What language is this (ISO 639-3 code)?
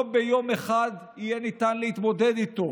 heb